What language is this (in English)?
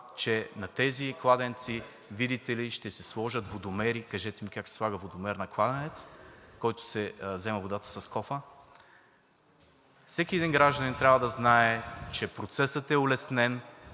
Bulgarian